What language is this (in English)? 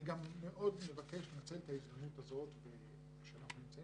Hebrew